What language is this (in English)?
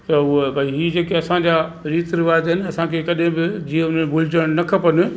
Sindhi